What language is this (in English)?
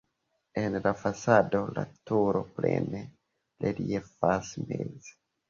Esperanto